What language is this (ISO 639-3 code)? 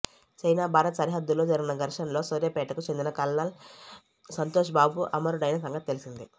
tel